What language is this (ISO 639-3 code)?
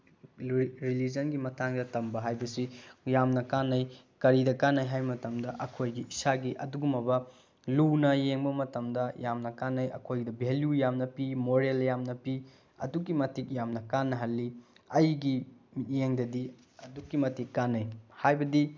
mni